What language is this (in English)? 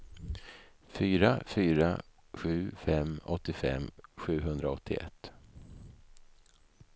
Swedish